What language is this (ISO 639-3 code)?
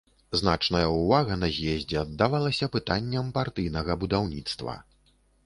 bel